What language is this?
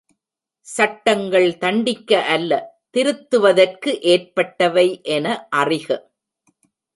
Tamil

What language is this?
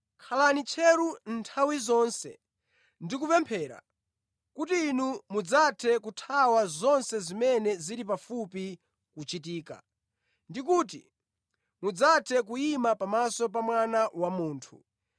Nyanja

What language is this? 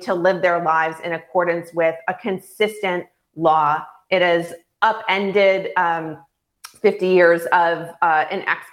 English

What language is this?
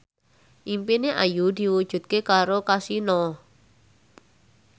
Javanese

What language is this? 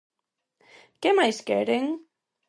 Galician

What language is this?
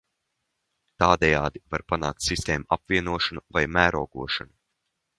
Latvian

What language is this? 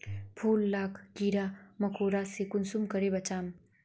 Magahi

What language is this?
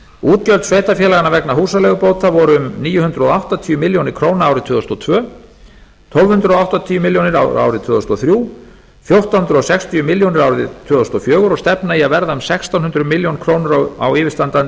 Icelandic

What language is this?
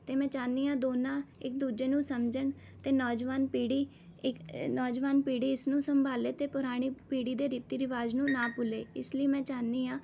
Punjabi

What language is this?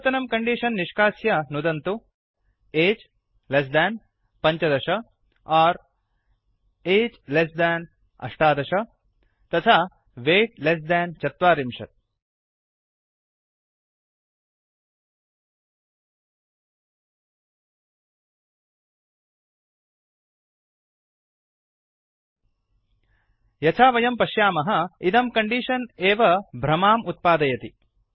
Sanskrit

